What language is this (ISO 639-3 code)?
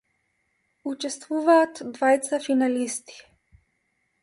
mkd